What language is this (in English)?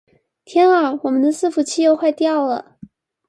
Chinese